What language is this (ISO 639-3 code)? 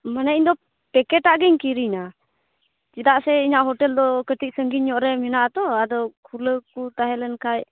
sat